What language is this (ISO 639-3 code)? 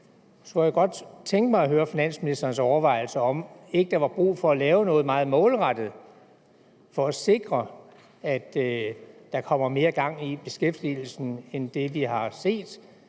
dan